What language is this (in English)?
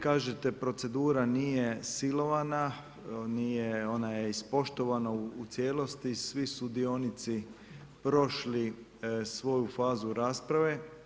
Croatian